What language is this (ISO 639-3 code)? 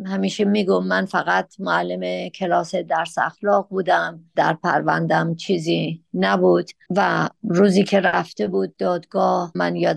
fas